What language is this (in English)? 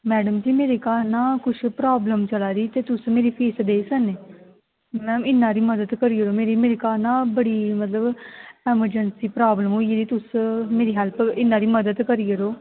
Dogri